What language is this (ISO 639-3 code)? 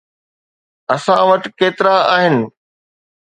snd